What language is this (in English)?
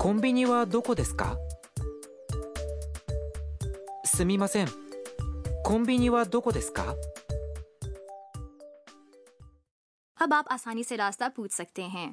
Urdu